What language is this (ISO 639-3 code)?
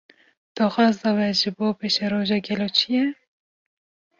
kur